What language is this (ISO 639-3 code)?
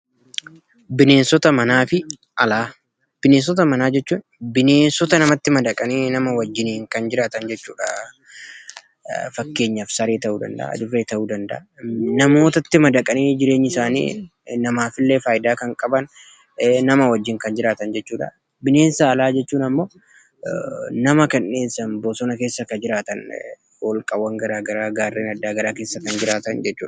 orm